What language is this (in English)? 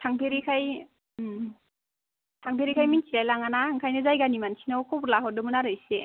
Bodo